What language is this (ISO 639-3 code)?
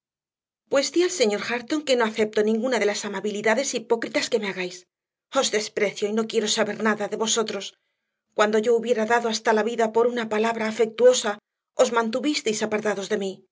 spa